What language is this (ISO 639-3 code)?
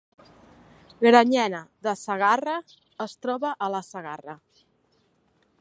cat